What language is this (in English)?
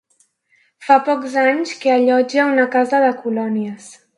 Catalan